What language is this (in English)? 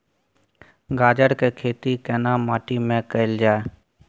Maithili